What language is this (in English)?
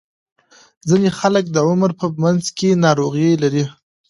Pashto